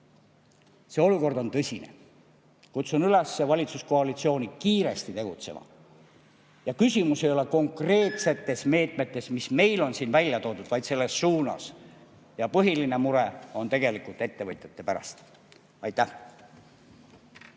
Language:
Estonian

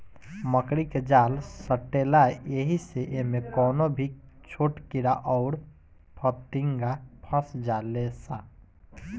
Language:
Bhojpuri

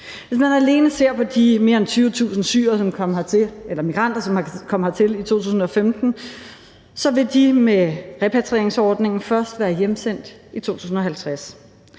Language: Danish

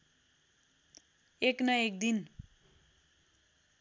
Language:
Nepali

